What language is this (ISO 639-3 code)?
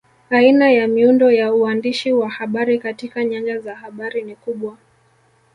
swa